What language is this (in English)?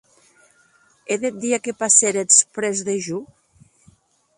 Occitan